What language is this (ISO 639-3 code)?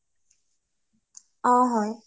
asm